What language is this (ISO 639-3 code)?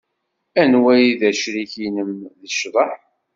kab